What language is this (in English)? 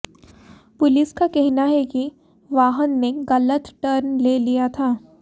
Hindi